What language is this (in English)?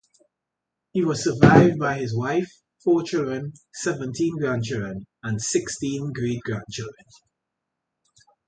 English